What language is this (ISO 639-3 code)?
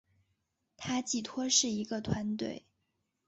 zho